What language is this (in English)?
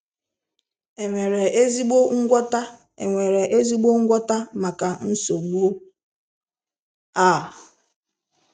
Igbo